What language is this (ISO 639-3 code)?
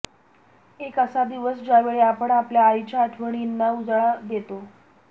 mar